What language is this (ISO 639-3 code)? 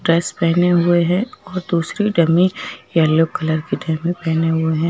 hin